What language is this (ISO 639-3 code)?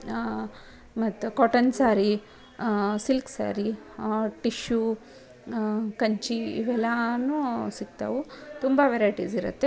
kan